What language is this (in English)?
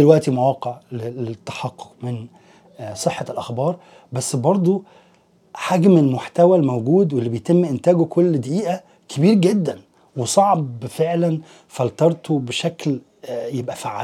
Arabic